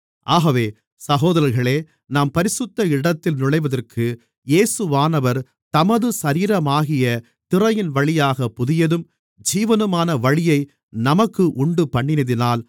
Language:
Tamil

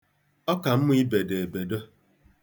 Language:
Igbo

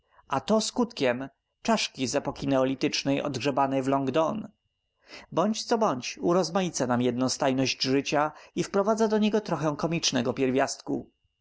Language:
Polish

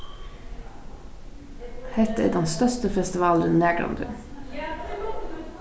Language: Faroese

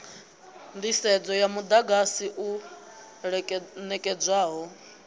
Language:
Venda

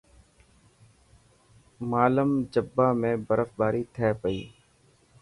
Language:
Dhatki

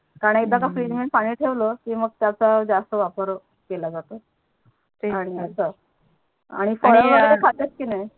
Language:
Marathi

